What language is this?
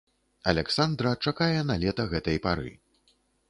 Belarusian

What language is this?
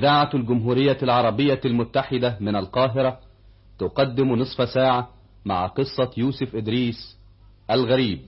Arabic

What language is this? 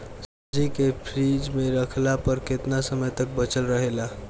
Bhojpuri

